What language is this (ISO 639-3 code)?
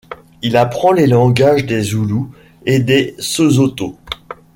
fra